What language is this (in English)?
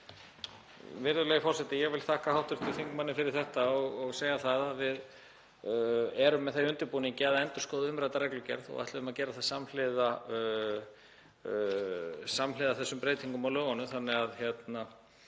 Icelandic